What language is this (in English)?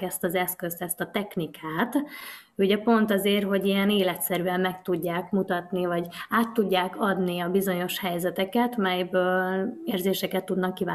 Hungarian